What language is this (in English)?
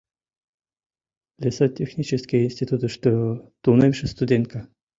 Mari